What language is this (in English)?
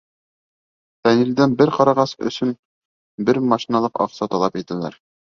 Bashkir